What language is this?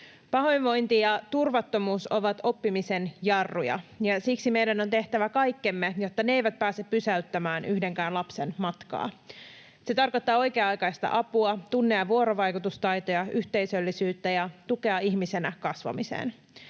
Finnish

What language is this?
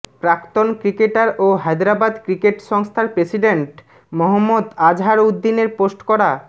Bangla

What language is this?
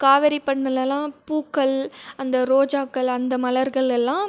Tamil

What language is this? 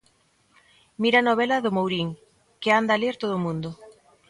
Galician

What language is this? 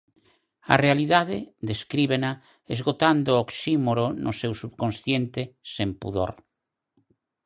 Galician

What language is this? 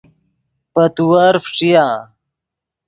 Yidgha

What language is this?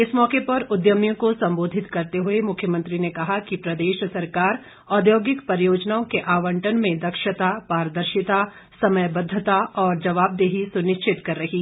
Hindi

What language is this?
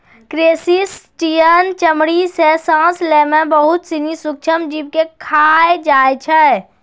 Maithili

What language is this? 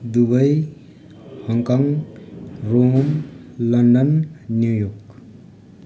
Nepali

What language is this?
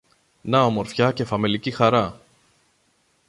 Greek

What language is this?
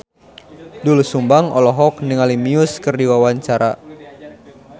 Sundanese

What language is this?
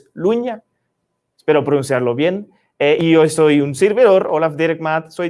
Spanish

